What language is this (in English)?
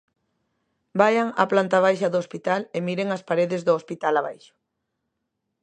Galician